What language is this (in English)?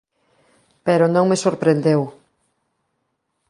Galician